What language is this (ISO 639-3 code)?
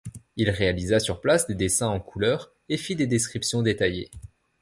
fra